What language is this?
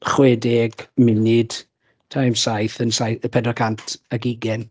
Welsh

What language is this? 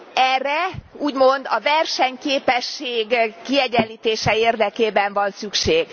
Hungarian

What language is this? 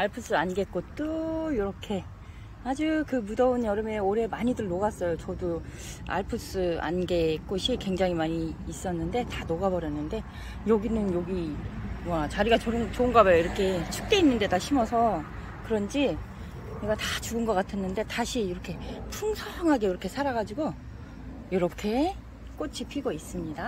Korean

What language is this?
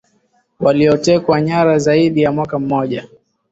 Swahili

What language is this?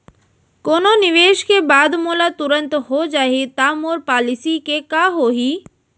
Chhattisgarhi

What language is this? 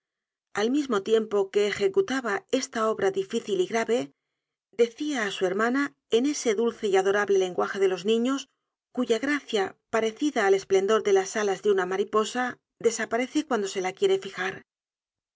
Spanish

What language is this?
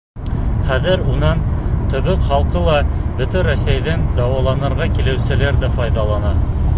Bashkir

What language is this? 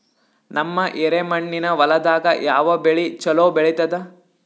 Kannada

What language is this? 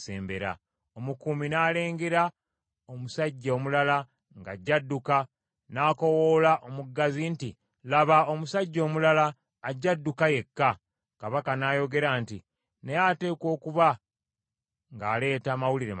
Ganda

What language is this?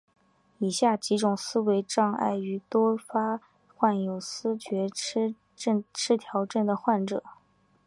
Chinese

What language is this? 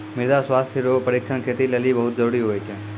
Maithili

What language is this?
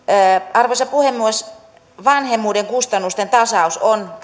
Finnish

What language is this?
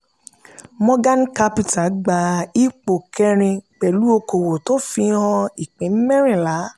Yoruba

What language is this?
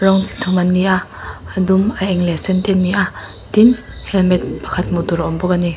Mizo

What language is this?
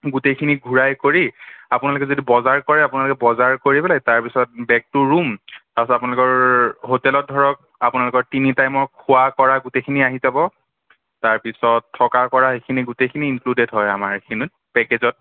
Assamese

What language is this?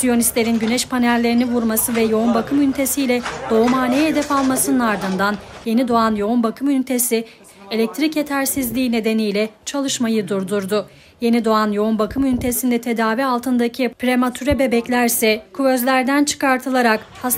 Turkish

